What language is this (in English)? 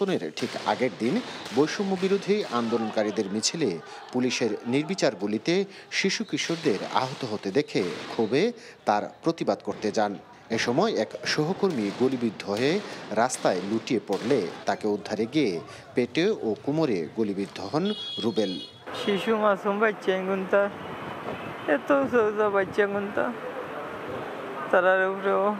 Bangla